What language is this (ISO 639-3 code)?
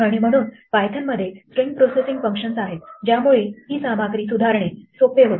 mar